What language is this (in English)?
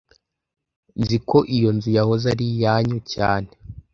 Kinyarwanda